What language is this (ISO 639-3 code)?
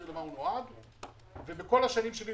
heb